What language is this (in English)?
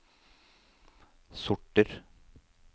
Norwegian